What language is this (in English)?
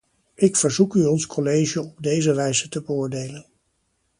Dutch